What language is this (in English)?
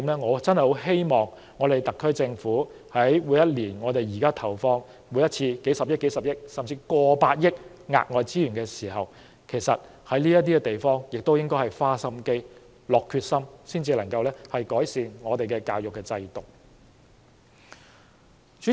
Cantonese